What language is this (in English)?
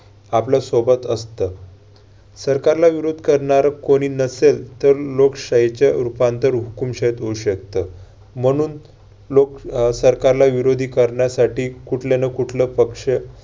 Marathi